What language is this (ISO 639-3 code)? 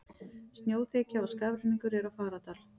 isl